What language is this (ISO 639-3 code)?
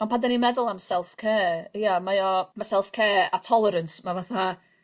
cym